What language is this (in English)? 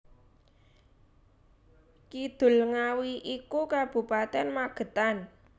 Javanese